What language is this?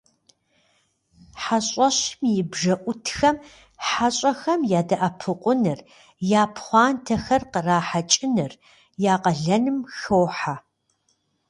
Kabardian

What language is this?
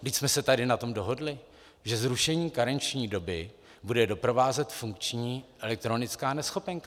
Czech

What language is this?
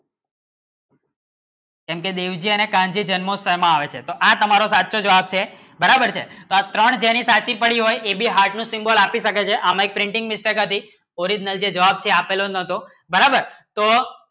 Gujarati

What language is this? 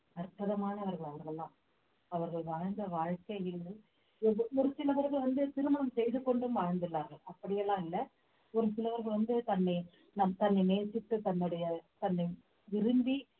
Tamil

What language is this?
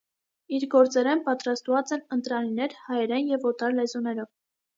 Armenian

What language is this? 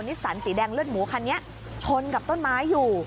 Thai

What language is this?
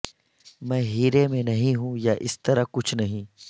Urdu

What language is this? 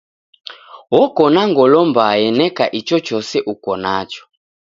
Taita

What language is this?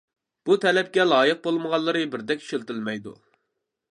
Uyghur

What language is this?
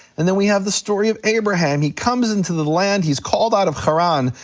English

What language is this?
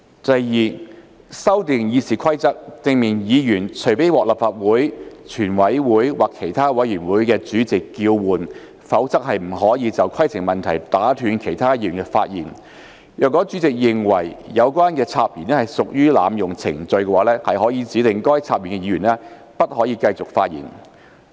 Cantonese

